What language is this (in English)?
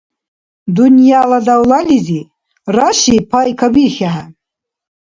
Dargwa